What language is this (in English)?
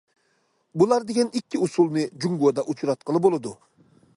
Uyghur